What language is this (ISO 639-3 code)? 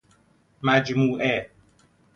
fas